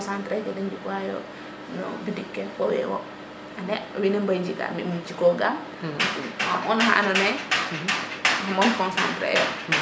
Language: Serer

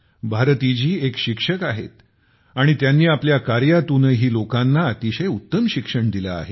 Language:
Marathi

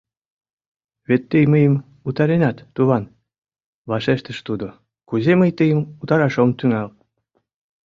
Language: Mari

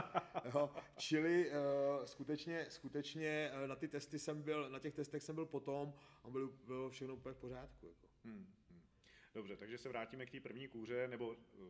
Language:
Czech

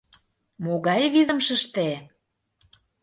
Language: Mari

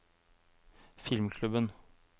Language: Norwegian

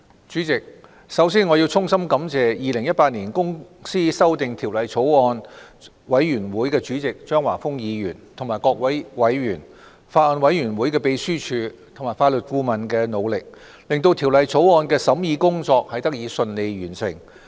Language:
Cantonese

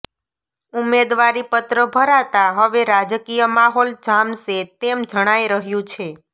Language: Gujarati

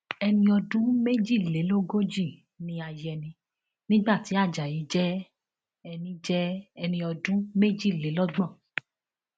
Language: Yoruba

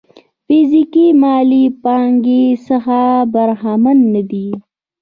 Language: Pashto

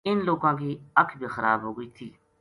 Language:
Gujari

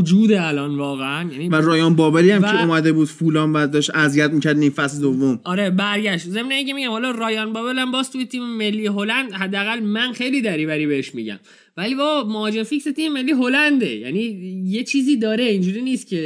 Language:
Persian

